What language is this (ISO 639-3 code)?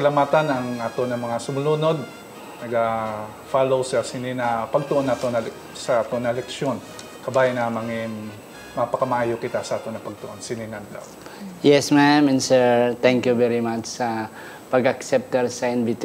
fil